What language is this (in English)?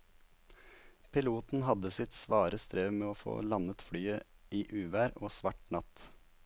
Norwegian